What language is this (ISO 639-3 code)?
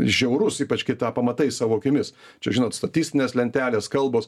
lit